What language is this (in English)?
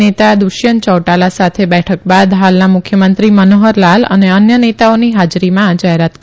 Gujarati